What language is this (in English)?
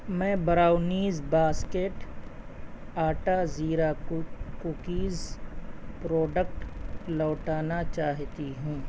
Urdu